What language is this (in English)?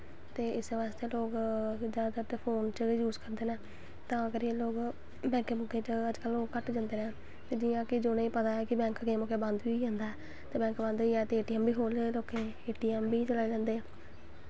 Dogri